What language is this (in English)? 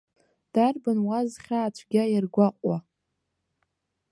Abkhazian